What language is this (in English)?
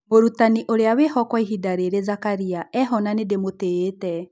Kikuyu